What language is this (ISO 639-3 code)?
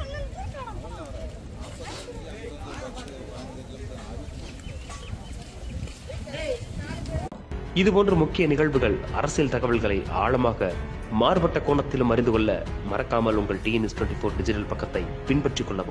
tam